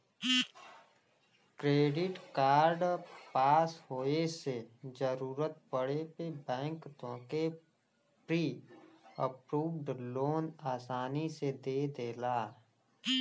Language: Bhojpuri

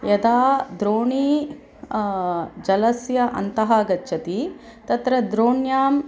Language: Sanskrit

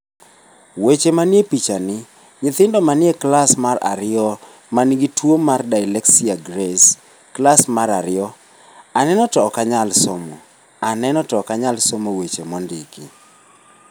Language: Luo (Kenya and Tanzania)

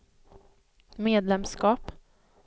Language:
Swedish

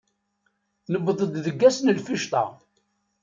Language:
Kabyle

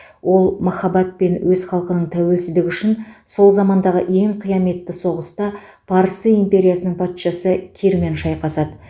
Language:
Kazakh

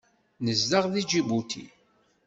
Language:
Kabyle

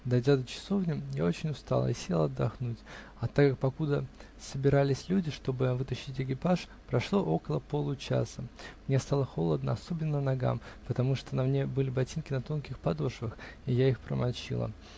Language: Russian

